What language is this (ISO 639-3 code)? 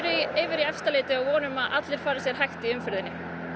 isl